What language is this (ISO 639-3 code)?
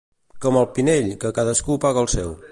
cat